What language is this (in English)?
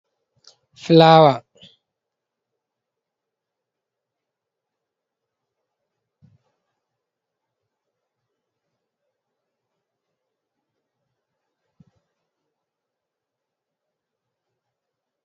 Fula